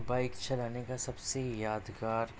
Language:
Urdu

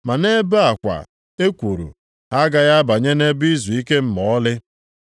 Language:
Igbo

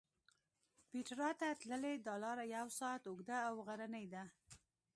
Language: Pashto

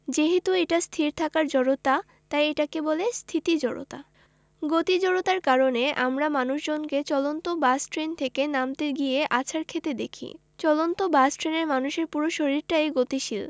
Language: Bangla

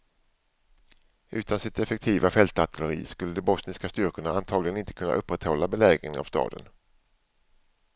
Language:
Swedish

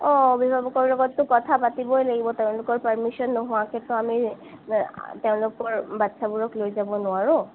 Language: Assamese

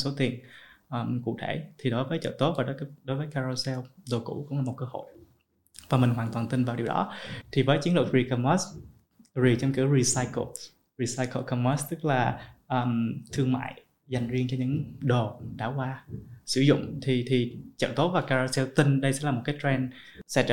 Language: Vietnamese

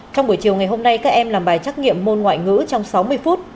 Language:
Vietnamese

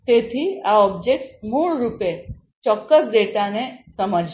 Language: Gujarati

